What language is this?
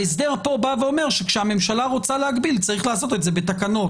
Hebrew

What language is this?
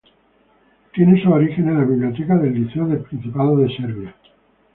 Spanish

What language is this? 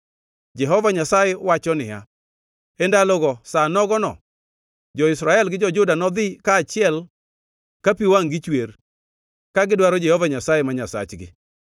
Luo (Kenya and Tanzania)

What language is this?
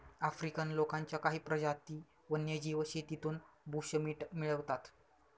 Marathi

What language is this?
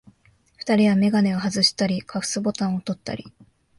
Japanese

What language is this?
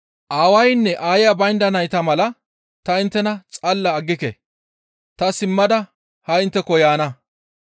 Gamo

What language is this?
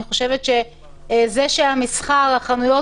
Hebrew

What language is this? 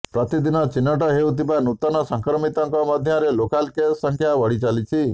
Odia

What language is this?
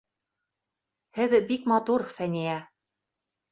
Bashkir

